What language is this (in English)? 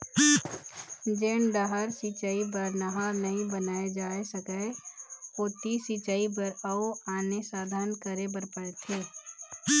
Chhattisgarhi